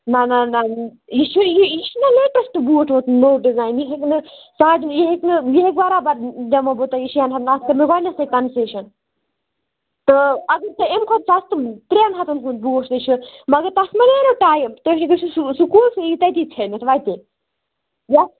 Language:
Kashmiri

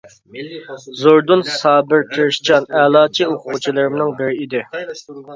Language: Uyghur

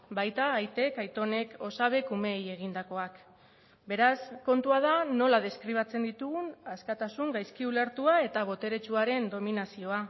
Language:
Basque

